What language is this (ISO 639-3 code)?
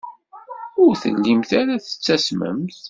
kab